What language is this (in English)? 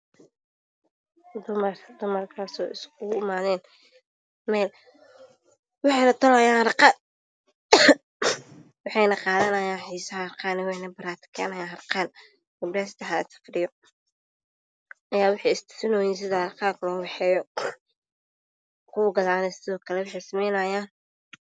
Somali